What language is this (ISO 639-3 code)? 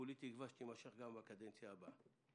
heb